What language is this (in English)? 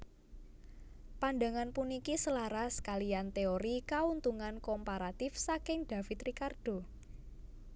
Javanese